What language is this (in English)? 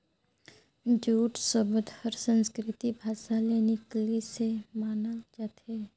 Chhattisgarhi